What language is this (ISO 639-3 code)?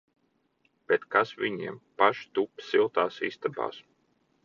lav